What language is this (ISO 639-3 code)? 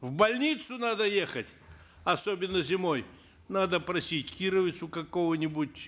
kaz